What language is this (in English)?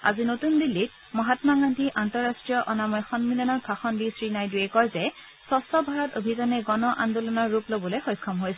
Assamese